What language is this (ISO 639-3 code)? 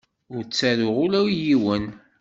kab